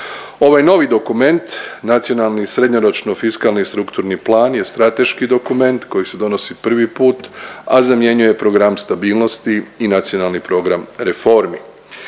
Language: Croatian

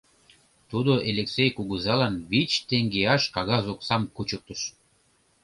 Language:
Mari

